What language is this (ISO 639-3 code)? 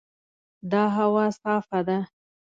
pus